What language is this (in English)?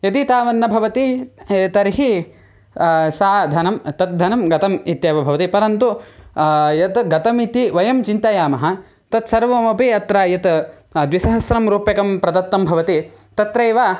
Sanskrit